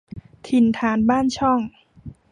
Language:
Thai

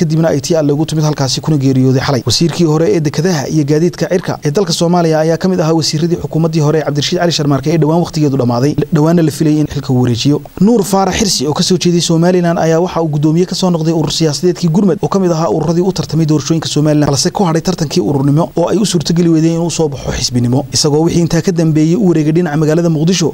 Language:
Arabic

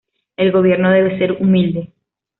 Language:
Spanish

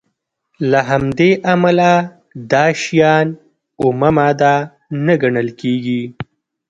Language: Pashto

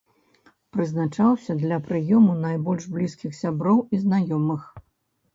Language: Belarusian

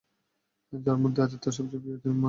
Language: Bangla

